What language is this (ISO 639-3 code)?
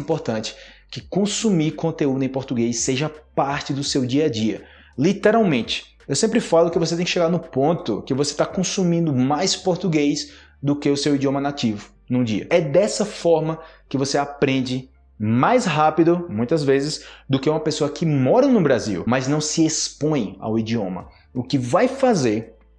por